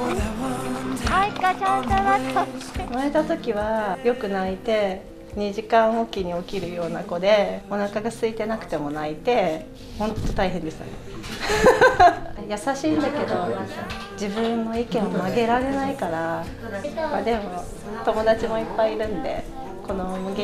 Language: Japanese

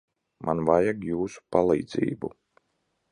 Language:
Latvian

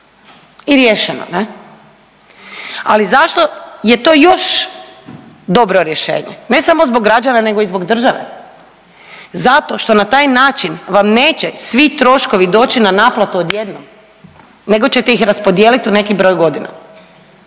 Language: Croatian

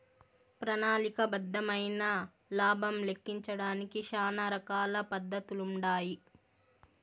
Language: Telugu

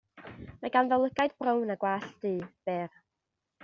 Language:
Welsh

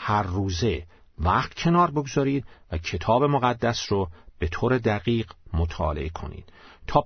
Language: Persian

